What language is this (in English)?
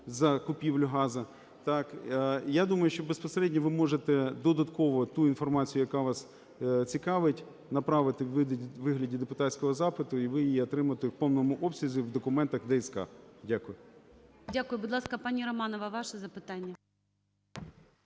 Ukrainian